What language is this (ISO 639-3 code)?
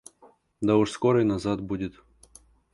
rus